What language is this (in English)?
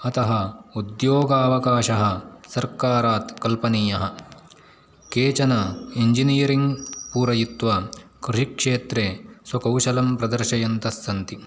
Sanskrit